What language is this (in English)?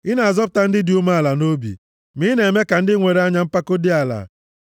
Igbo